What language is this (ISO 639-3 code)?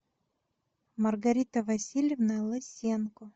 rus